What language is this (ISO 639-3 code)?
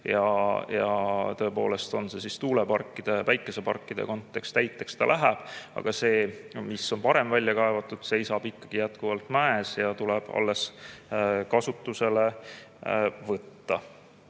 est